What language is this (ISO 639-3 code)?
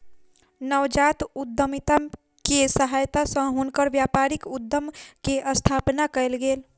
mai